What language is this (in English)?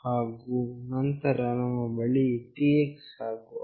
Kannada